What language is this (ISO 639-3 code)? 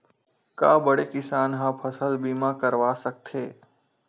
hne